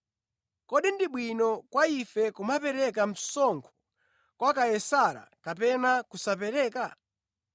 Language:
Nyanja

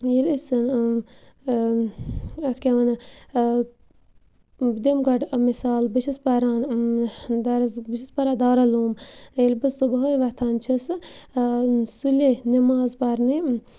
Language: Kashmiri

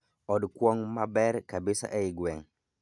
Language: Luo (Kenya and Tanzania)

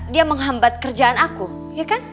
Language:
Indonesian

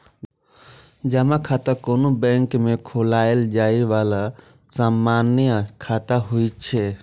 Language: Maithili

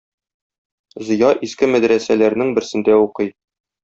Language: Tatar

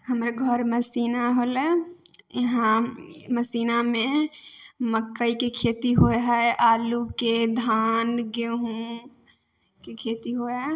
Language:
Maithili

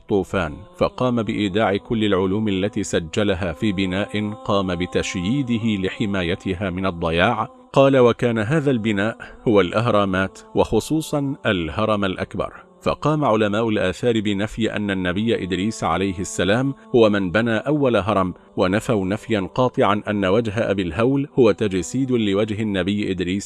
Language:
Arabic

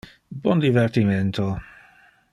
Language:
Interlingua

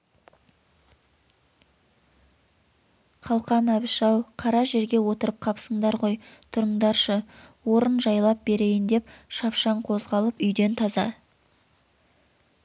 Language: Kazakh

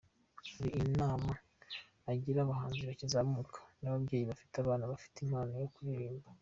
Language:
Kinyarwanda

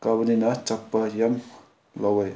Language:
Manipuri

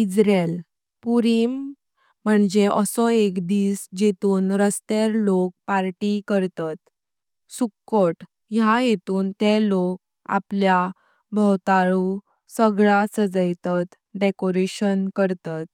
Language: Konkani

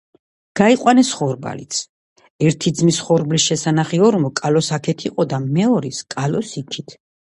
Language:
Georgian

